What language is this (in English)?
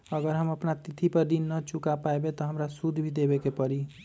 Magahi